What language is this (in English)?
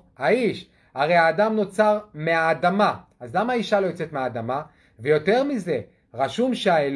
Hebrew